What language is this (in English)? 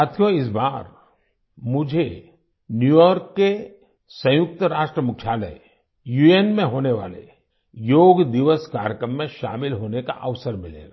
Hindi